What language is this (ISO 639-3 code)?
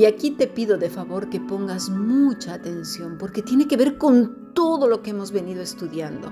spa